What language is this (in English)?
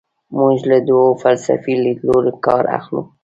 Pashto